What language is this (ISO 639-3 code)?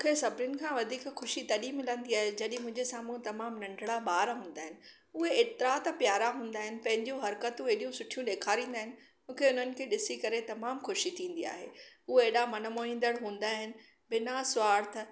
snd